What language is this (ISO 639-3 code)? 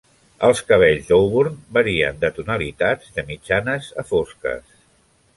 cat